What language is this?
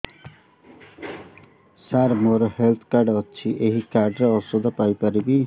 Odia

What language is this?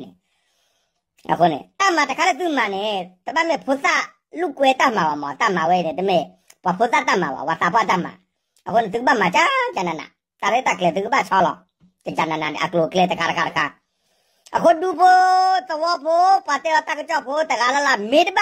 Thai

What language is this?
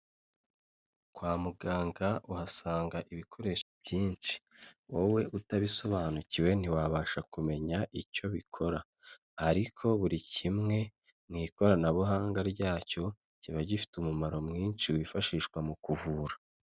Kinyarwanda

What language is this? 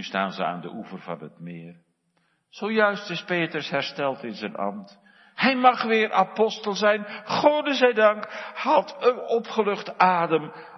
Dutch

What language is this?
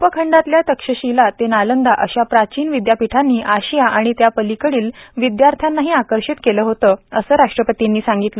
Marathi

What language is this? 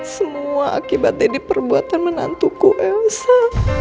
Indonesian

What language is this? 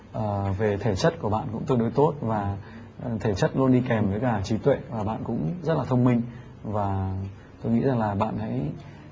Vietnamese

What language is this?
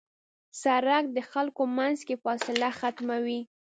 Pashto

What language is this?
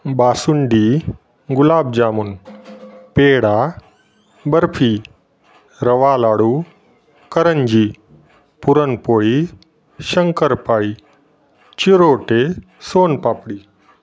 Marathi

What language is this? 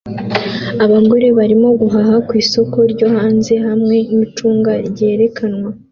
Kinyarwanda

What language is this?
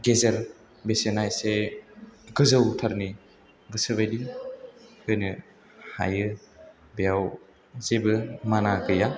Bodo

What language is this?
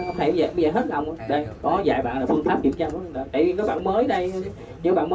Vietnamese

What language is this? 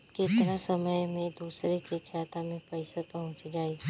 Bhojpuri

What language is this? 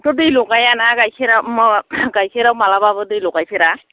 Bodo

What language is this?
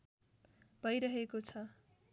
Nepali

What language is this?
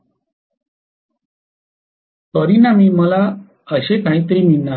Marathi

